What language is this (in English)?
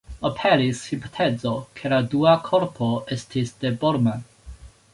Esperanto